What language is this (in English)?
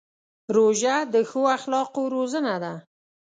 Pashto